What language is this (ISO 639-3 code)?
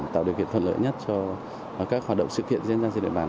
vie